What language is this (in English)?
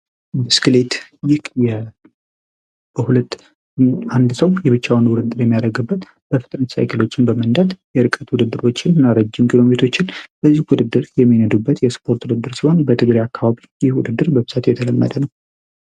Amharic